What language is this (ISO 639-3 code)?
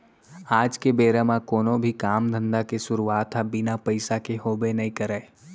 hne